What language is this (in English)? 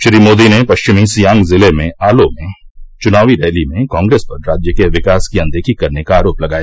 Hindi